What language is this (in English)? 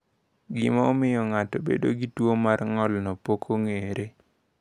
Luo (Kenya and Tanzania)